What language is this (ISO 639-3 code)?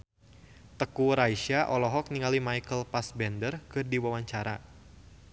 sun